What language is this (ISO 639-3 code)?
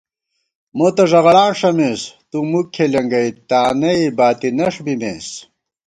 gwt